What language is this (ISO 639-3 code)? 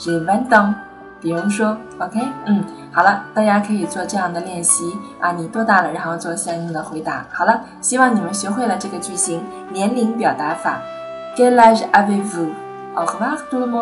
zho